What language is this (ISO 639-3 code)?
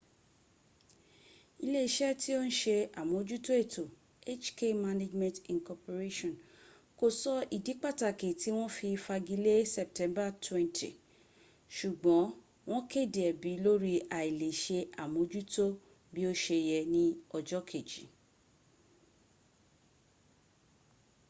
yor